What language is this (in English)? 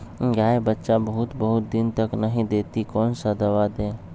Magahi